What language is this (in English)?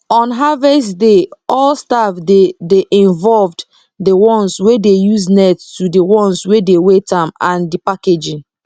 Nigerian Pidgin